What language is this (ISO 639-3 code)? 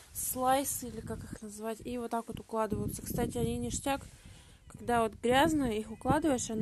rus